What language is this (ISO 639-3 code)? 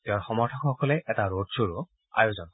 asm